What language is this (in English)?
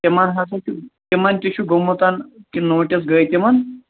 Kashmiri